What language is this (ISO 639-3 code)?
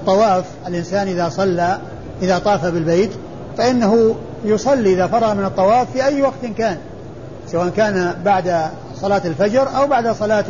ara